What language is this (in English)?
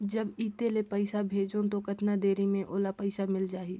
Chhattisgarhi